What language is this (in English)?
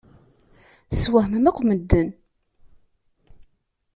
Kabyle